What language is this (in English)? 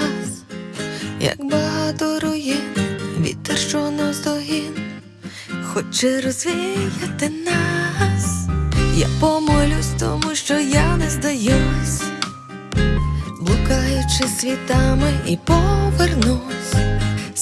Ukrainian